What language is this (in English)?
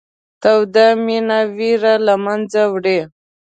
Pashto